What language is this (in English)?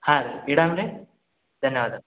Kannada